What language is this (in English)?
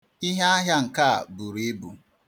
Igbo